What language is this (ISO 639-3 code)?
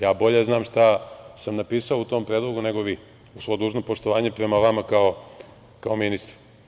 srp